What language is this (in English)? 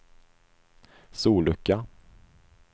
Swedish